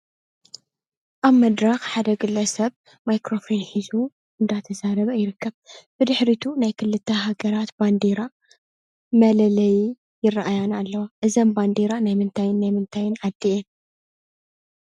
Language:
Tigrinya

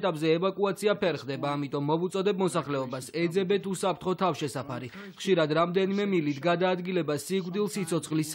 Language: Romanian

